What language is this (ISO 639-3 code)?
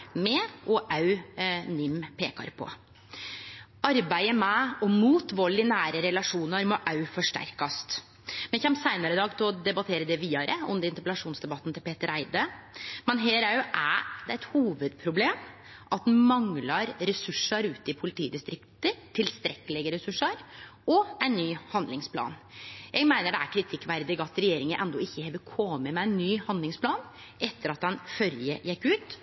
nno